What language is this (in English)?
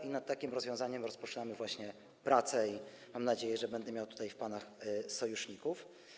Polish